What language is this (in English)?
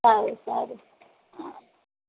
Gujarati